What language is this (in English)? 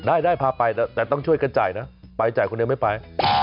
Thai